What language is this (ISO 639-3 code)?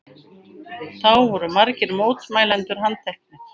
isl